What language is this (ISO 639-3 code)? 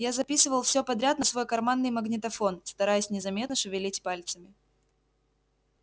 rus